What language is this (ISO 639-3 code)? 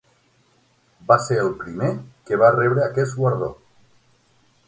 cat